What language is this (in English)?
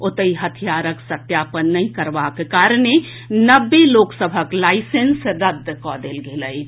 Maithili